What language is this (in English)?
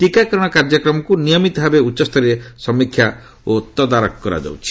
Odia